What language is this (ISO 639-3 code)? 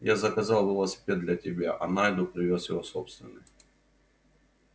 rus